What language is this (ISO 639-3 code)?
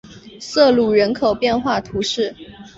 zho